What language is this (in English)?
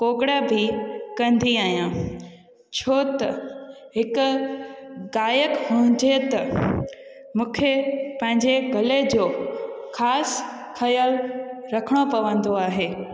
Sindhi